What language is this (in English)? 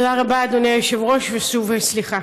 Hebrew